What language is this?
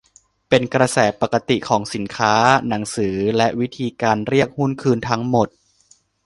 Thai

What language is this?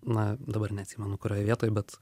Lithuanian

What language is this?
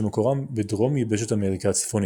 Hebrew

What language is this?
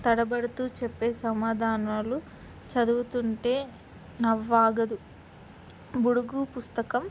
Telugu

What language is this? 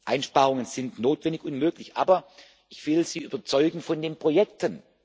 German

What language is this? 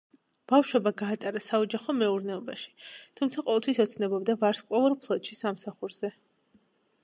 Georgian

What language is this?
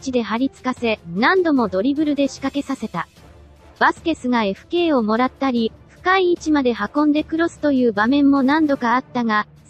Japanese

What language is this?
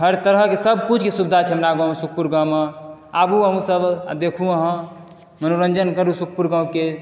Maithili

